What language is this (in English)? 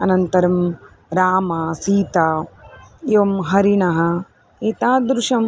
Sanskrit